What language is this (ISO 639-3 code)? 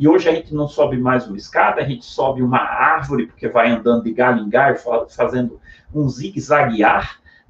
por